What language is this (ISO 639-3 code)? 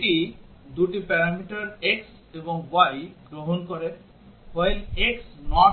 ben